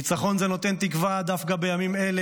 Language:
Hebrew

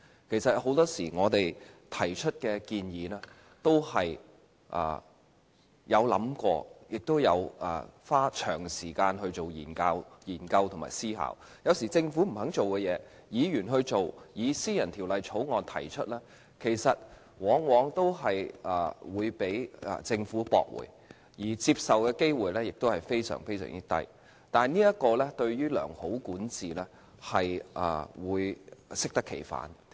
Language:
Cantonese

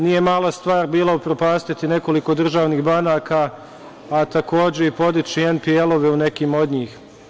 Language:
Serbian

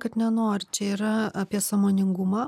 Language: Lithuanian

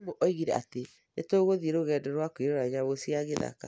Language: Kikuyu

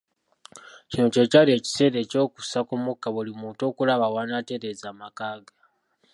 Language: Ganda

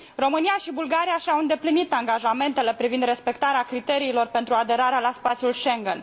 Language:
Romanian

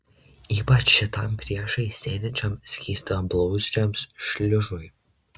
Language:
Lithuanian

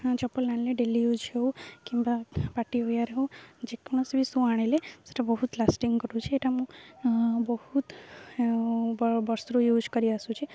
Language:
Odia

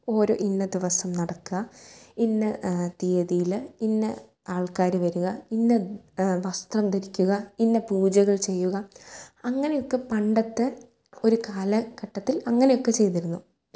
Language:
Malayalam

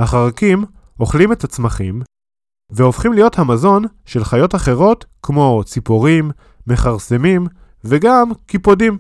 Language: Hebrew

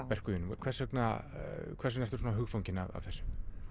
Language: Icelandic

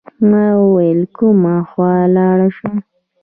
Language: Pashto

